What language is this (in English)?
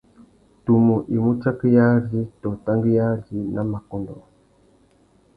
Tuki